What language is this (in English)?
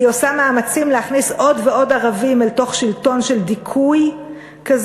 Hebrew